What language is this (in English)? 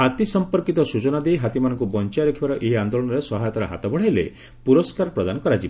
Odia